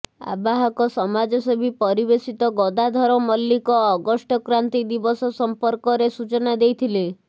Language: Odia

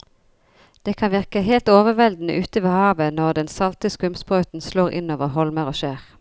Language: Norwegian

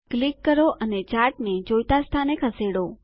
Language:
Gujarati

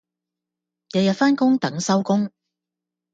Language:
Cantonese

